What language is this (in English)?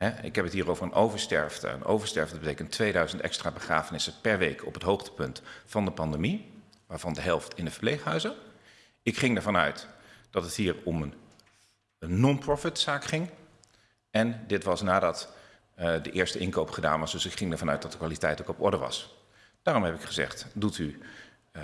Dutch